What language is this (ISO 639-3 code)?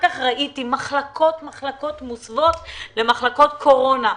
heb